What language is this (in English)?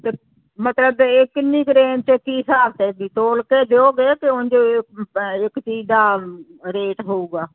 Punjabi